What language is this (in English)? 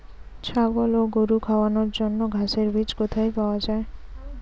Bangla